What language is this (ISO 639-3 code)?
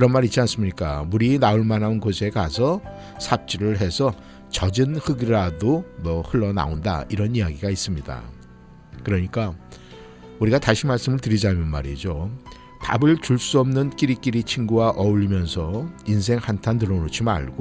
kor